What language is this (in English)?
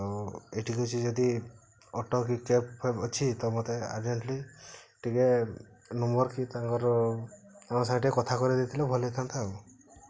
Odia